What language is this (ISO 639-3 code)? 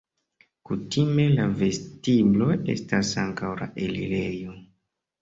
epo